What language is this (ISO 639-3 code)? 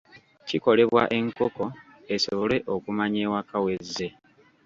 lug